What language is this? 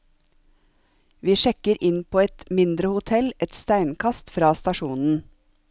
Norwegian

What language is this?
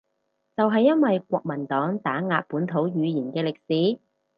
Cantonese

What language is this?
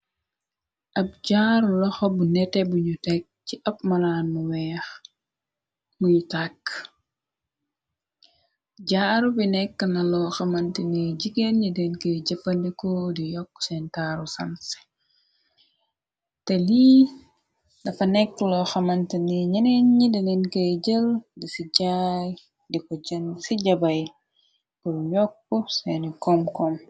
Wolof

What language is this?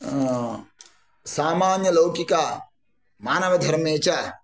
Sanskrit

